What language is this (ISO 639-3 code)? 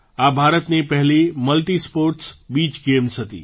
guj